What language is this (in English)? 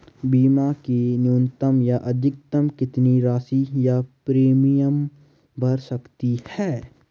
Hindi